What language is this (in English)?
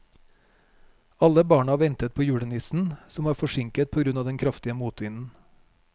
Norwegian